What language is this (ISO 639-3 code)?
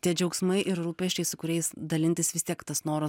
lit